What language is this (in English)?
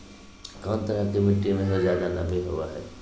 Magahi